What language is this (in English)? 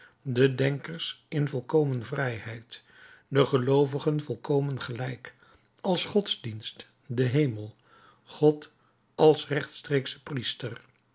Dutch